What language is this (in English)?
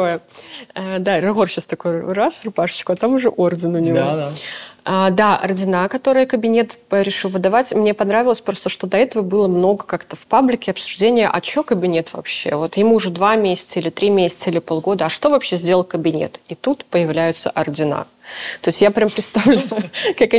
Russian